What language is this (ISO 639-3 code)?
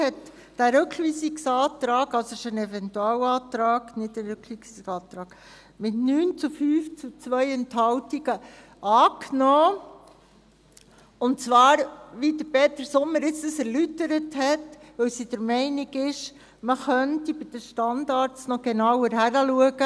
gsw